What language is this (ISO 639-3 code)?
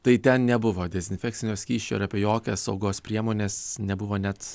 lit